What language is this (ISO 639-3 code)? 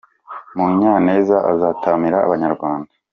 kin